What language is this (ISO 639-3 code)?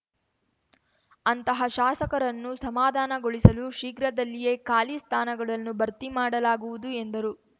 kan